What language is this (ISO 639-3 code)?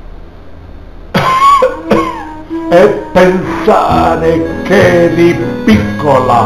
ita